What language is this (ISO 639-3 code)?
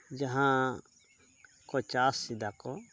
sat